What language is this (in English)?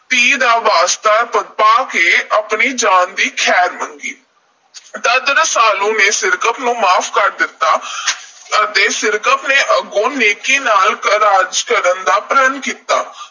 Punjabi